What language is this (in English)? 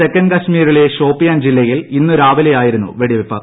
Malayalam